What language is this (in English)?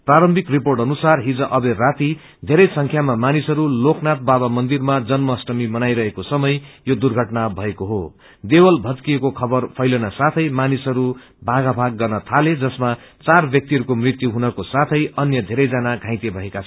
Nepali